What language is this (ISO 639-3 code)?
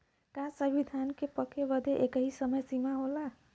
bho